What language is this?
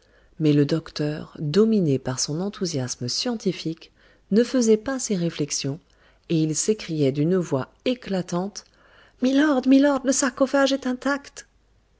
French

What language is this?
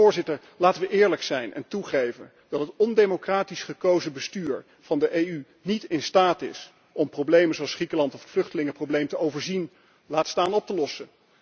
Dutch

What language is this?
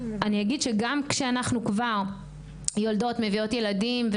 Hebrew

